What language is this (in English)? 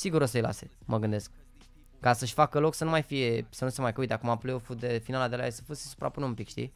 Romanian